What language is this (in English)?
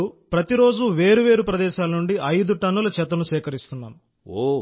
Telugu